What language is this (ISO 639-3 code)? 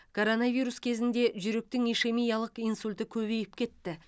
kaz